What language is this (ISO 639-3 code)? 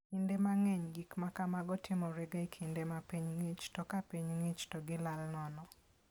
luo